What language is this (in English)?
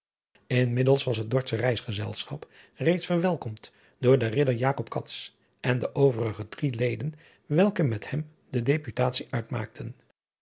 Dutch